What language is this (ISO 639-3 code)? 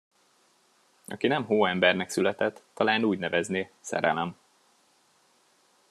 hun